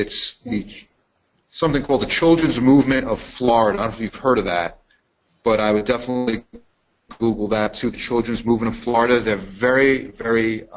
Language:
English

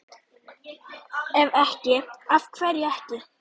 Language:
Icelandic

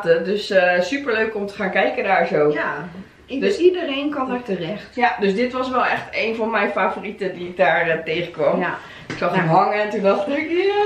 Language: Dutch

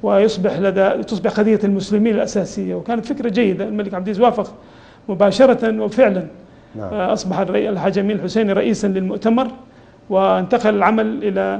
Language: Arabic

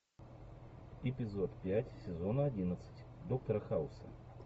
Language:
Russian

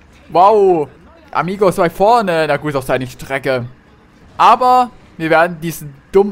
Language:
German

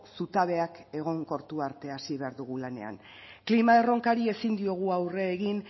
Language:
Basque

